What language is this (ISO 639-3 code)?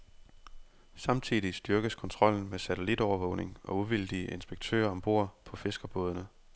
dan